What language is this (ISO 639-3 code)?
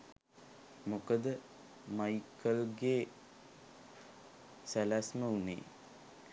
sin